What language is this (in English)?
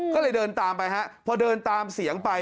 Thai